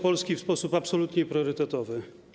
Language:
Polish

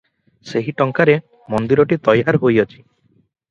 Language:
Odia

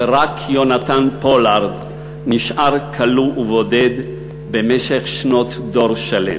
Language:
Hebrew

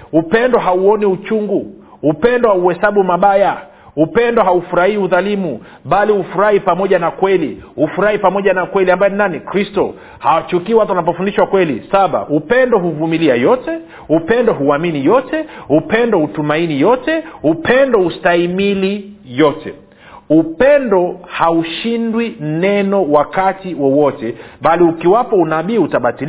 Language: Swahili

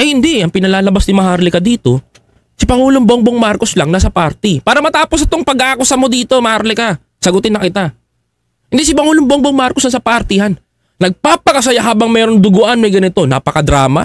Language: Filipino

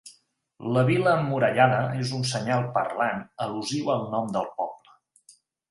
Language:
Catalan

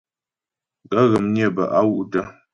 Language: Ghomala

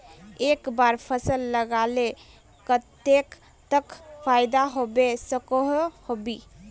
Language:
Magahi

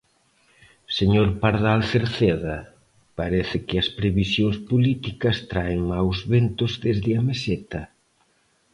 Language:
Galician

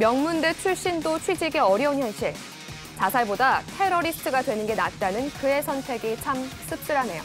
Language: Korean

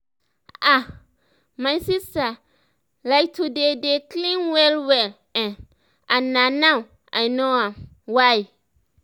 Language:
Nigerian Pidgin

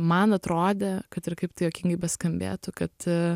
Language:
Lithuanian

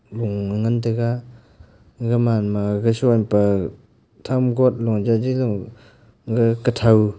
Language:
Wancho Naga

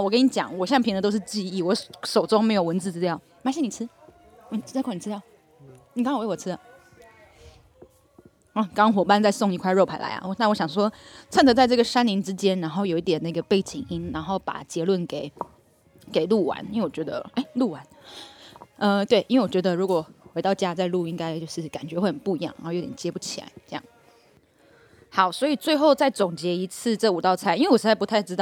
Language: Chinese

